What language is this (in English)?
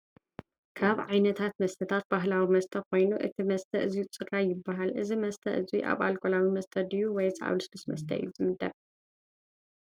Tigrinya